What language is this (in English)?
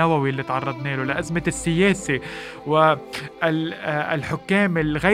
Arabic